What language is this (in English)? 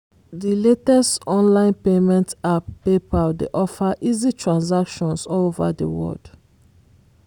Nigerian Pidgin